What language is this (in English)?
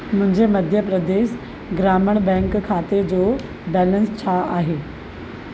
Sindhi